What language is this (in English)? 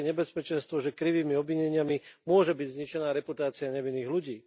Slovak